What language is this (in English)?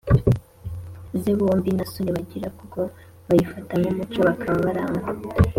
Kinyarwanda